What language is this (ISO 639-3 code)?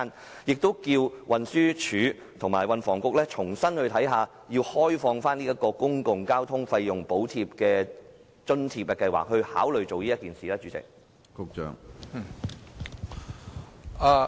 yue